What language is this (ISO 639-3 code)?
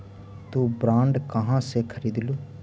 mag